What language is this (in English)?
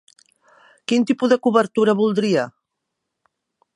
Catalan